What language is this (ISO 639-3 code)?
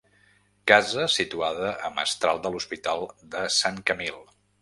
cat